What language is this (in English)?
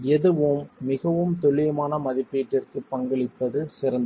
Tamil